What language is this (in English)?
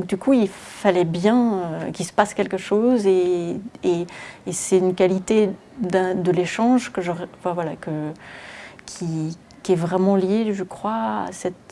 French